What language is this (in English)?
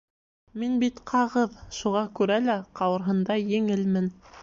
Bashkir